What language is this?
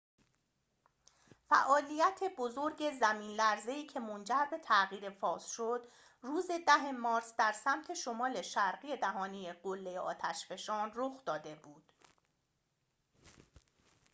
Persian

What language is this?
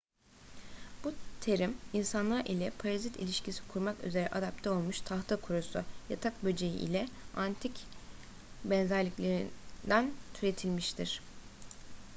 Turkish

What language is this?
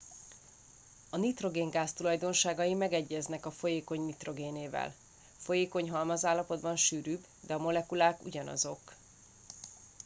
Hungarian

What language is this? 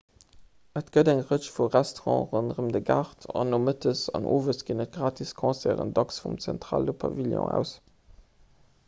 Luxembourgish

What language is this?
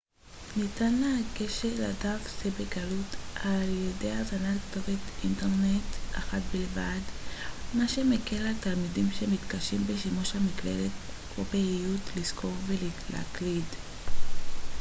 Hebrew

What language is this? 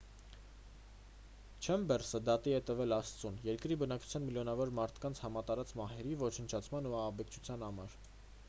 Armenian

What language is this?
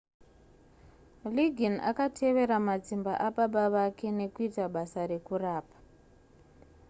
Shona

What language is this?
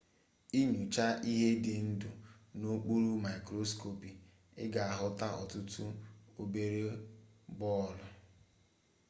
Igbo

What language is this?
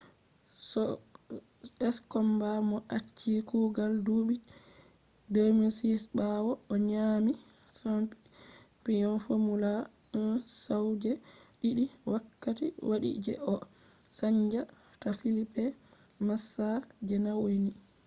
Fula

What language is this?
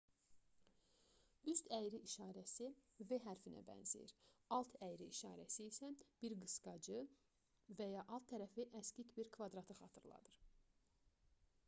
Azerbaijani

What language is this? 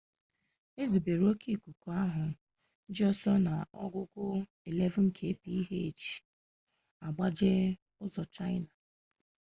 Igbo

